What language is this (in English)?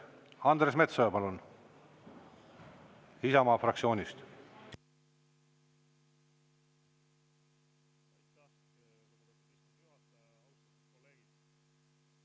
Estonian